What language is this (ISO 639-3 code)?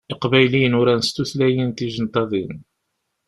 kab